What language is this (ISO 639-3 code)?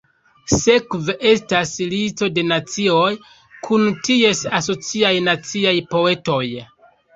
epo